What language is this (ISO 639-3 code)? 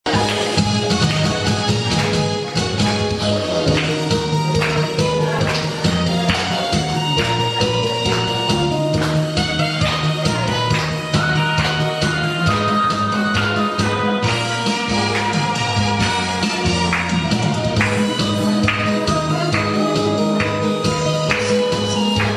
nld